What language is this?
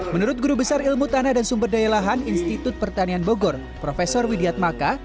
Indonesian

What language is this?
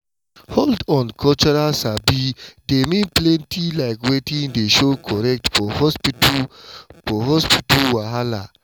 Nigerian Pidgin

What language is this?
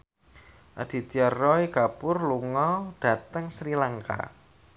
Javanese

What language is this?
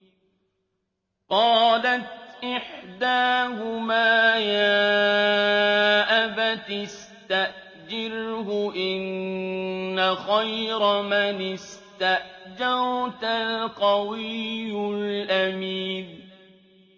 Arabic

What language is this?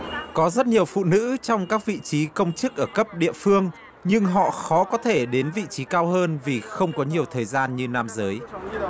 Vietnamese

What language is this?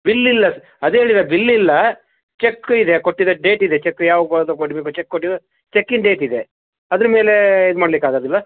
Kannada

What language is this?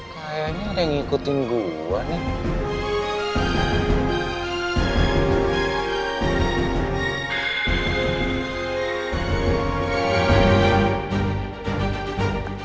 Indonesian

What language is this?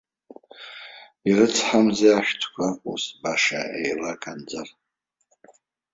Abkhazian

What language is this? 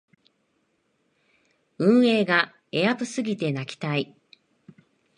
Japanese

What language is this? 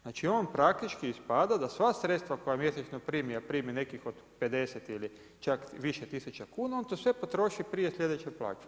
Croatian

